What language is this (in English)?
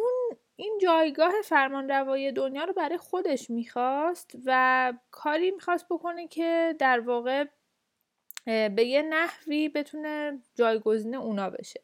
Persian